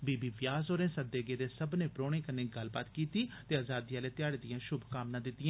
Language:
Dogri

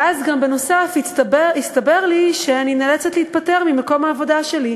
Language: Hebrew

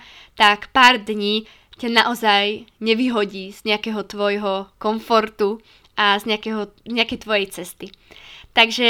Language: Slovak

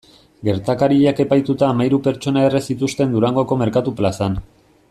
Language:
Basque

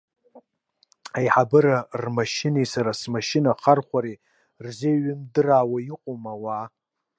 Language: Abkhazian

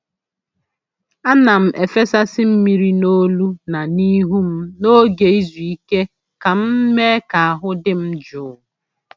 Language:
Igbo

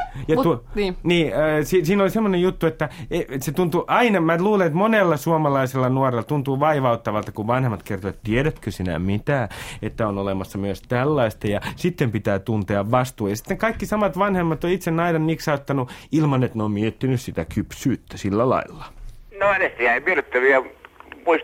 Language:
Finnish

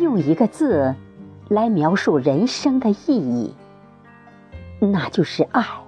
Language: Chinese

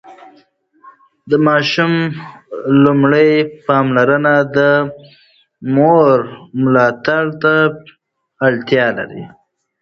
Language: Pashto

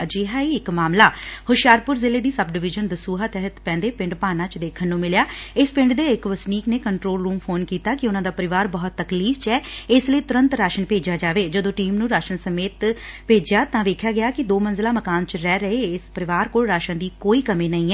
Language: Punjabi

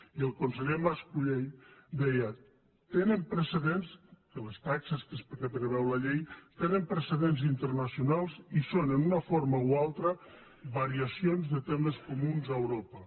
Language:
Catalan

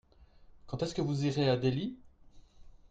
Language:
French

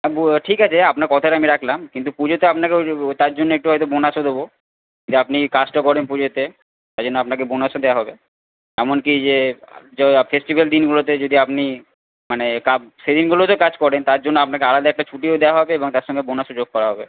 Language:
Bangla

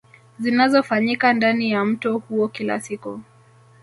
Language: Swahili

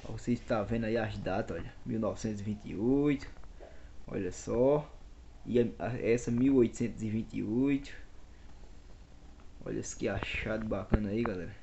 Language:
Portuguese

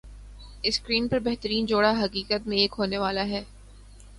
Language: Urdu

